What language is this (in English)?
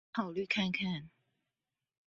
Chinese